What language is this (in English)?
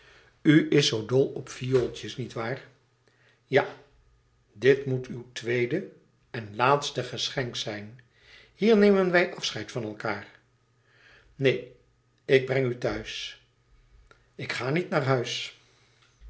Dutch